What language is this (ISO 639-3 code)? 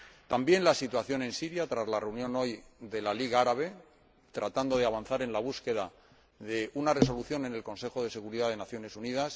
spa